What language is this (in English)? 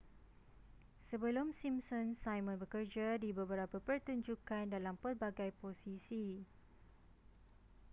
Malay